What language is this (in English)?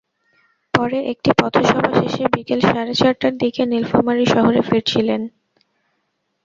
Bangla